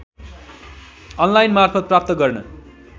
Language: Nepali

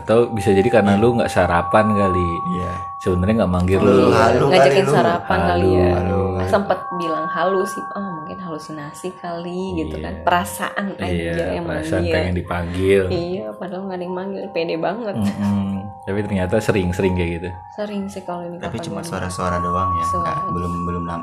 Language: Indonesian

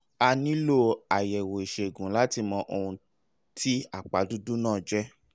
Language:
Yoruba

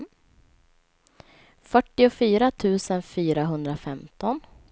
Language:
Swedish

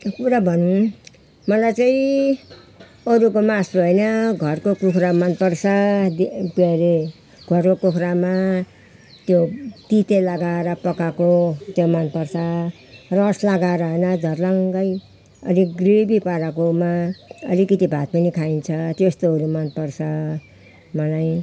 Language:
Nepali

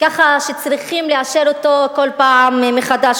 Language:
Hebrew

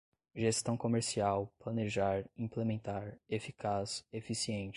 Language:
Portuguese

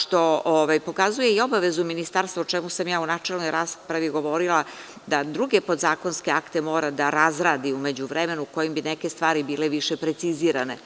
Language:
Serbian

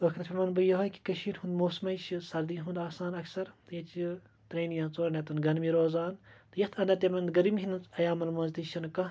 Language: Kashmiri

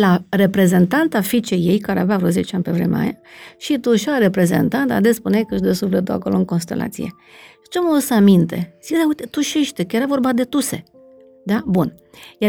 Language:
Romanian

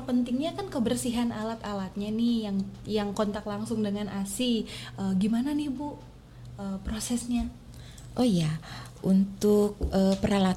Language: Indonesian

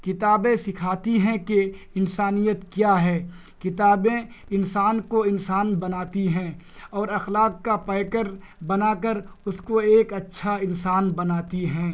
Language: Urdu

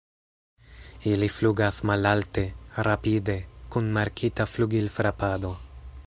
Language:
Esperanto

